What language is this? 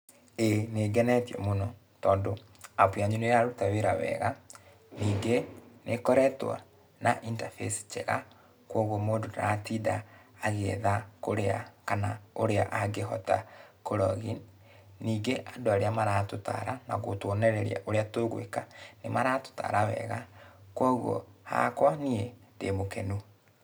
Kikuyu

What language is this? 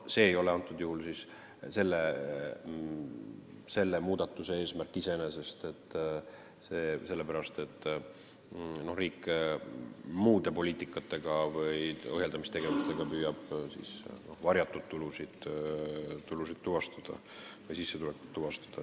Estonian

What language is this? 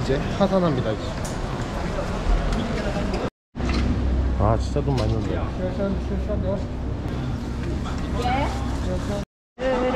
Korean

